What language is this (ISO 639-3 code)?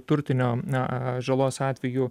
lit